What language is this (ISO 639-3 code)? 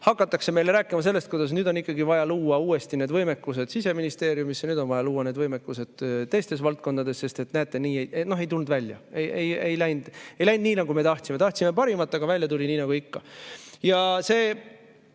est